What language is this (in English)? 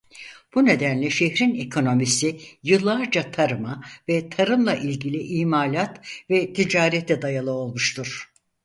Turkish